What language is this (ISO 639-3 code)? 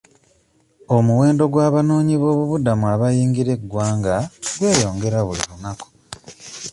lug